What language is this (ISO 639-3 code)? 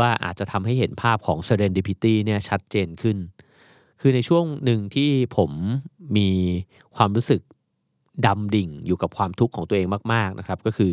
tha